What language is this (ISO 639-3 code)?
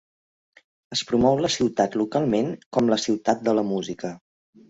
cat